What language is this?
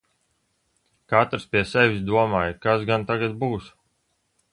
Latvian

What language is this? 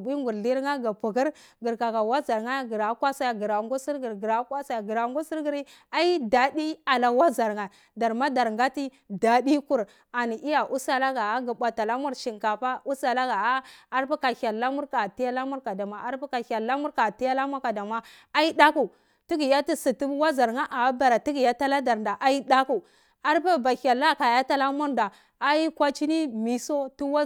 Cibak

